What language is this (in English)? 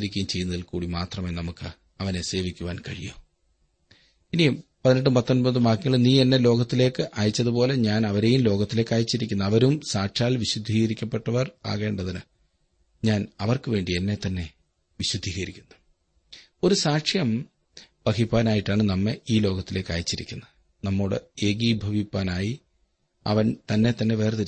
Malayalam